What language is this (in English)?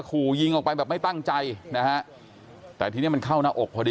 Thai